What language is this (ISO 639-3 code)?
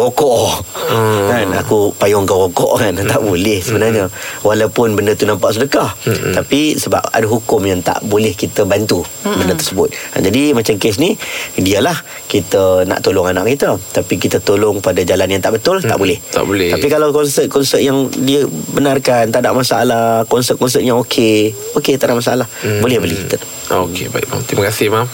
msa